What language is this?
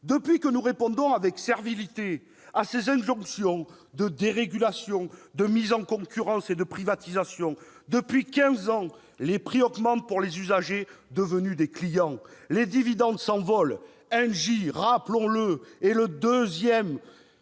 French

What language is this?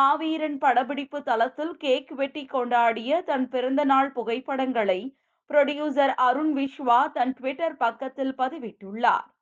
Tamil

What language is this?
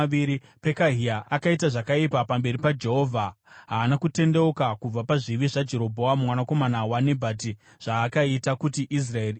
Shona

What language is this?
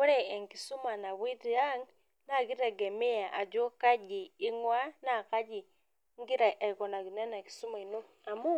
Masai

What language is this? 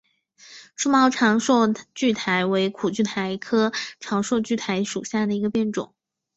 Chinese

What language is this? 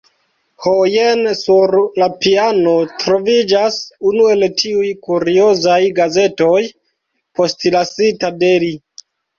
Esperanto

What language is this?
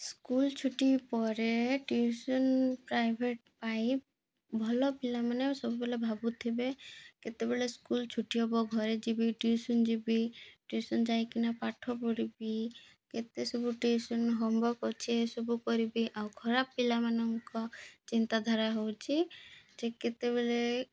Odia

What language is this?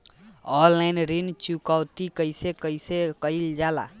Bhojpuri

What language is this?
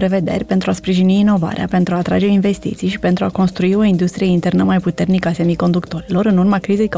Romanian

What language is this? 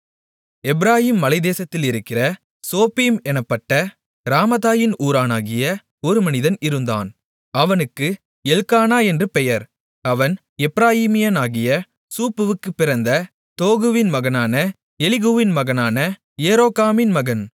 Tamil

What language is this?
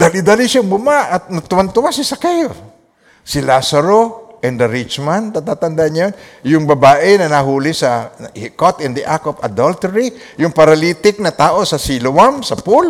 Filipino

